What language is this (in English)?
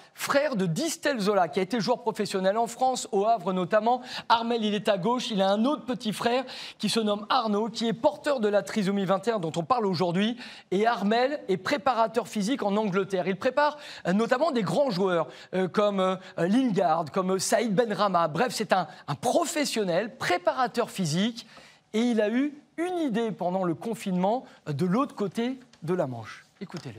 French